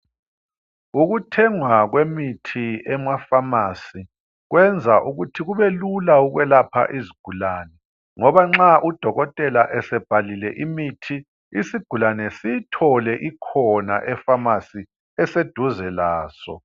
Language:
North Ndebele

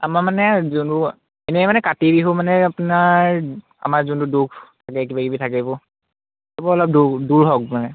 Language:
Assamese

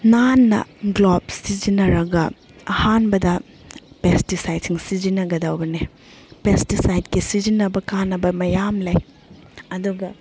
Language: Manipuri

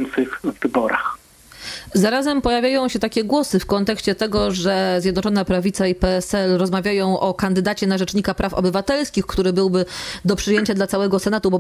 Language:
Polish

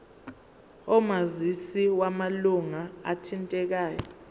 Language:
Zulu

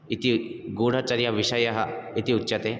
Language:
Sanskrit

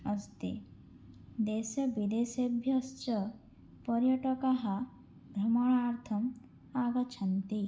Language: Sanskrit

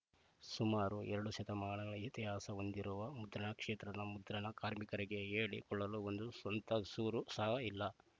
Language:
Kannada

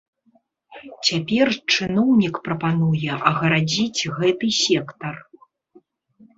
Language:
Belarusian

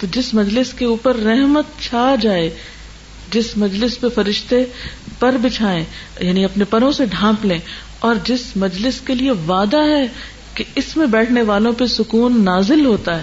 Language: Urdu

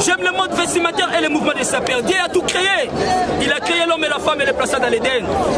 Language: French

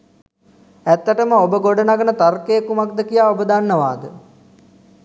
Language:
Sinhala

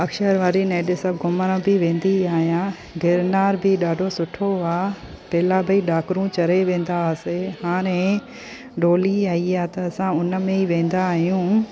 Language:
Sindhi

